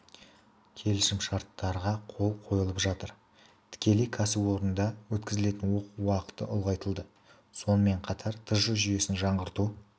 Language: Kazakh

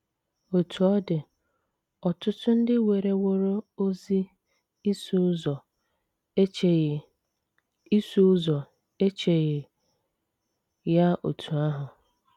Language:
Igbo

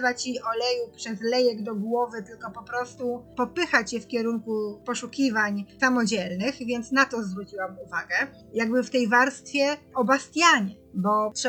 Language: Polish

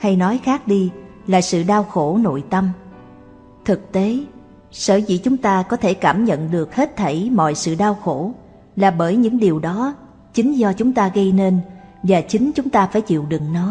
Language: Vietnamese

